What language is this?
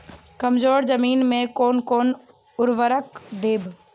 Maithili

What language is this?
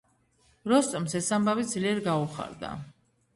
Georgian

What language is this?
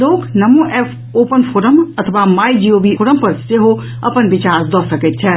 Maithili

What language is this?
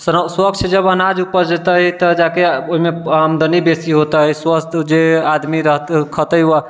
Maithili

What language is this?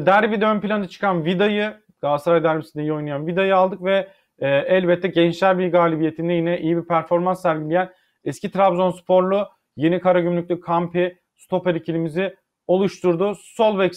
Turkish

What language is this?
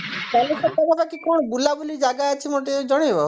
Odia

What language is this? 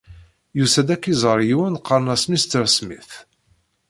Kabyle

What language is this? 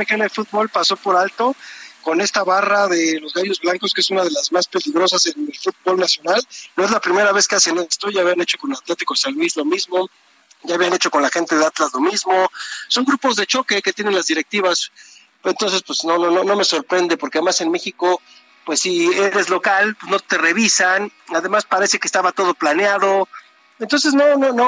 Spanish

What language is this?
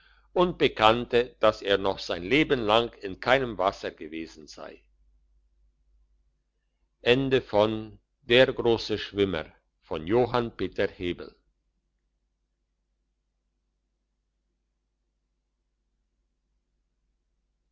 German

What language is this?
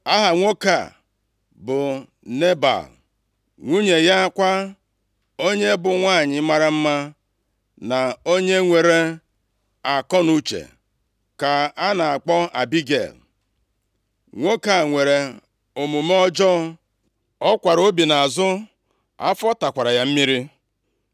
Igbo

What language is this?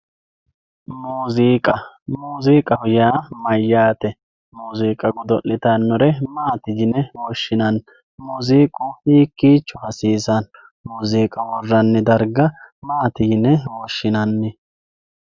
Sidamo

